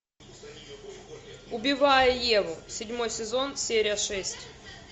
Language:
Russian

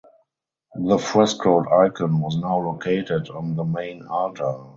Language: English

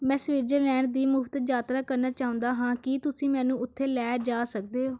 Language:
Punjabi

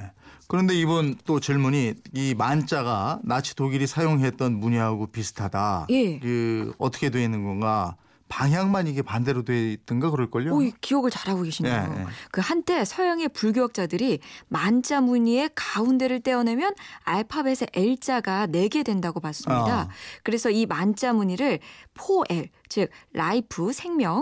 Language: Korean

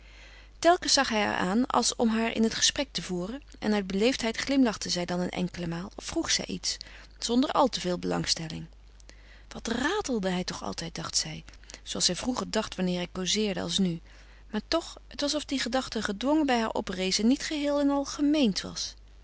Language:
Dutch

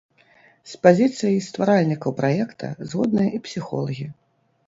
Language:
Belarusian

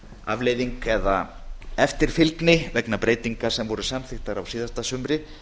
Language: Icelandic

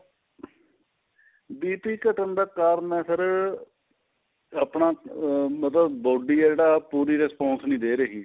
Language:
Punjabi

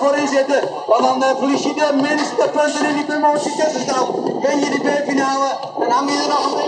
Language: Dutch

